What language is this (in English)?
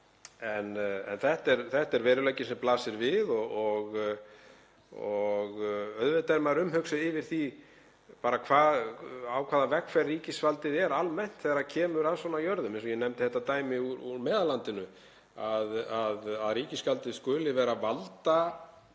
Icelandic